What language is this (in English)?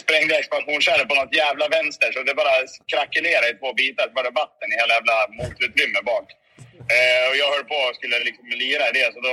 Swedish